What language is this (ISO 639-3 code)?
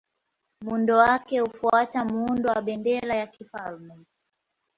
swa